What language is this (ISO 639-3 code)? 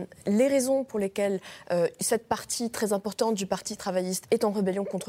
fra